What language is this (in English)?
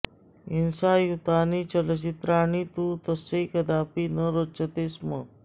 Sanskrit